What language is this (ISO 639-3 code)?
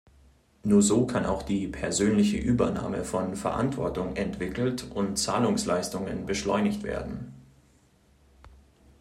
deu